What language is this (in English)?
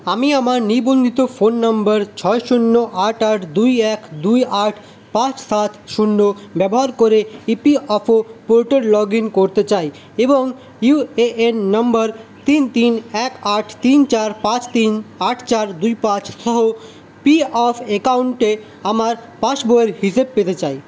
Bangla